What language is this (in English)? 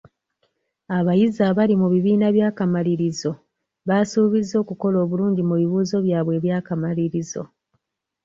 Ganda